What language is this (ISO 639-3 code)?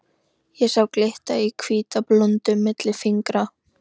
isl